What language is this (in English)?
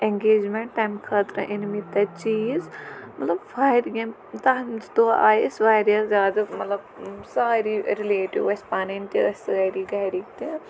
Kashmiri